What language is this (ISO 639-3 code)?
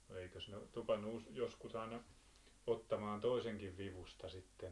fin